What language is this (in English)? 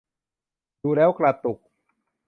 Thai